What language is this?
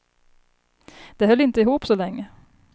Swedish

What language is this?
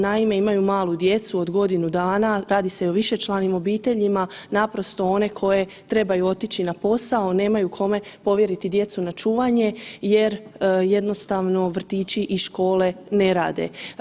Croatian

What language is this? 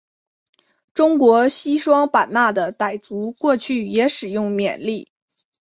Chinese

